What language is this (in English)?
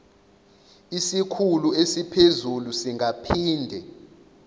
Zulu